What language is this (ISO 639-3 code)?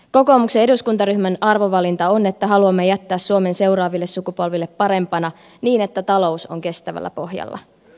fin